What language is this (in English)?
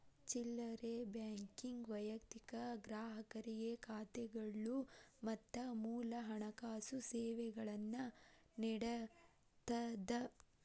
Kannada